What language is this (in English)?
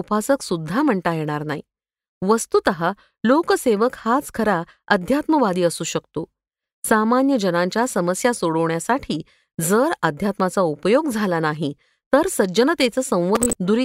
Marathi